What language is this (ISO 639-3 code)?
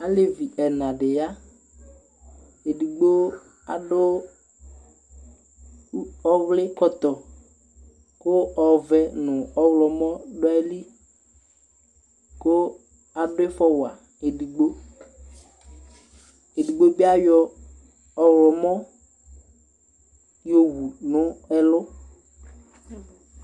kpo